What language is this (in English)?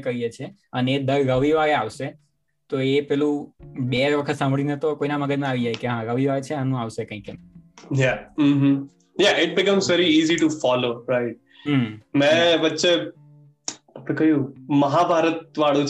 Gujarati